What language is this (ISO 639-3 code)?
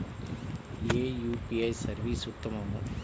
tel